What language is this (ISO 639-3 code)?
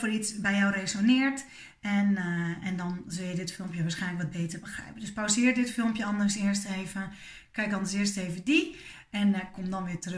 nld